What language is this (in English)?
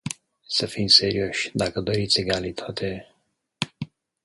Romanian